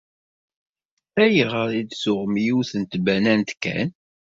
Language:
Kabyle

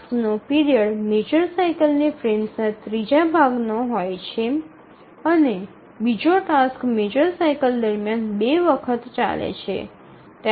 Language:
Gujarati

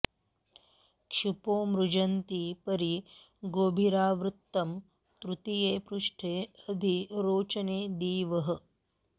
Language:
Sanskrit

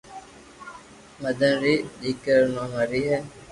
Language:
Loarki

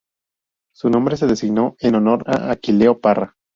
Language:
Spanish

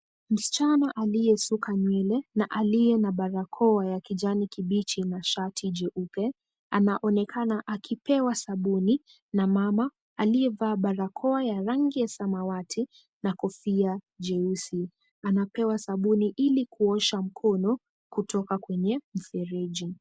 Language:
Swahili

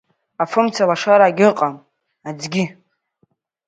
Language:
Abkhazian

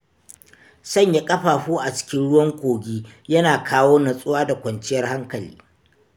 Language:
Hausa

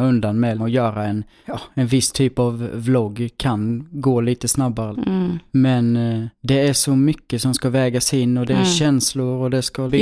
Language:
Swedish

